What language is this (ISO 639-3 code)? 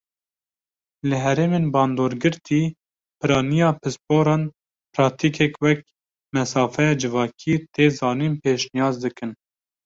kur